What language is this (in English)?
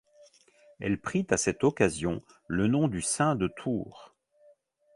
French